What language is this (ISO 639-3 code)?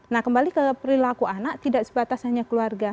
ind